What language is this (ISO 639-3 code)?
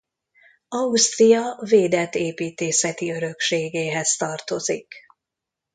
hun